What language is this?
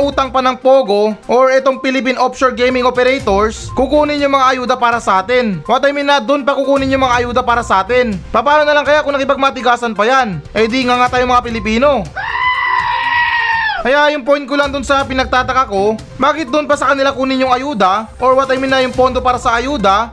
Filipino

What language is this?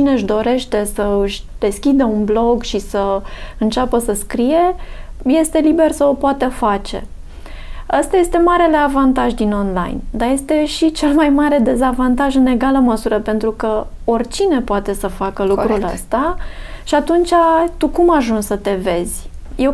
Romanian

